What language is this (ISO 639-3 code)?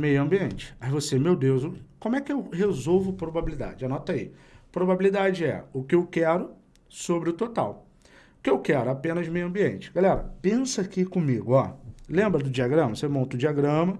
por